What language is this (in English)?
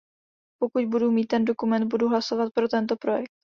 Czech